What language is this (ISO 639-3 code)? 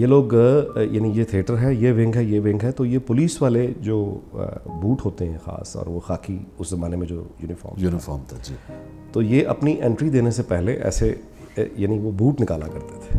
hin